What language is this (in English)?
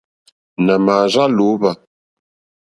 Mokpwe